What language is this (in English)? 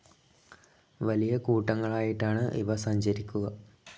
Malayalam